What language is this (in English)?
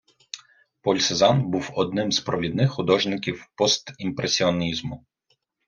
Ukrainian